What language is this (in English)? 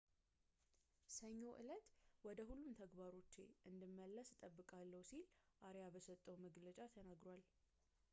Amharic